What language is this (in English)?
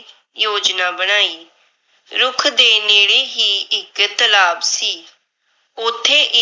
Punjabi